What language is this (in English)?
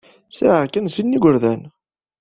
Kabyle